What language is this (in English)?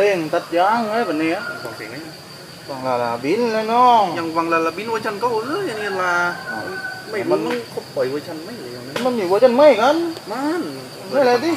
Thai